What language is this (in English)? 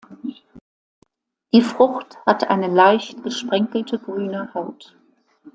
German